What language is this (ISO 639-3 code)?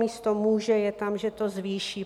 ces